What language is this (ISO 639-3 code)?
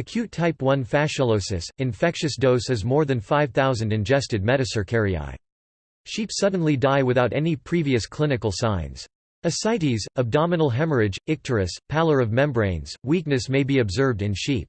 eng